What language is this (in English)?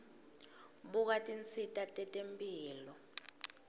Swati